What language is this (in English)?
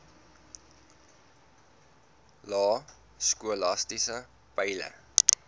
Afrikaans